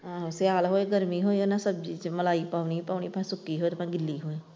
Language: Punjabi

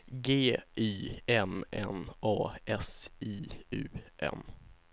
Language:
Swedish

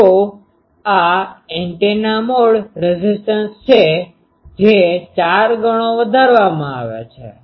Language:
Gujarati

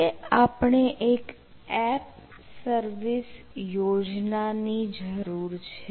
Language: Gujarati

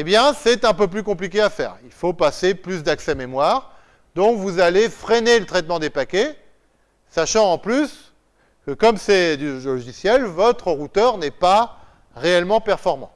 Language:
French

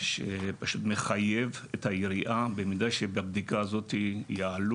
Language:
Hebrew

